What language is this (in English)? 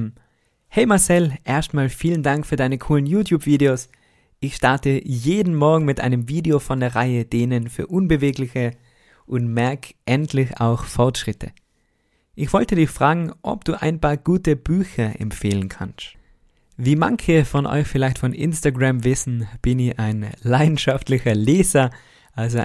German